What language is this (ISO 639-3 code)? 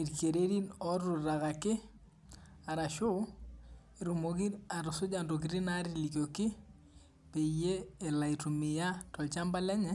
mas